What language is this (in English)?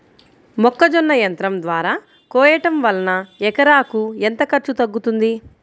Telugu